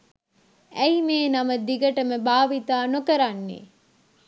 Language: Sinhala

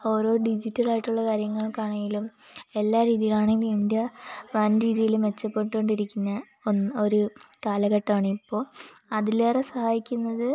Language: Malayalam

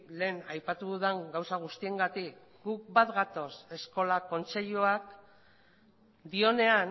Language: Basque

